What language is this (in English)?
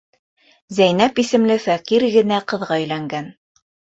Bashkir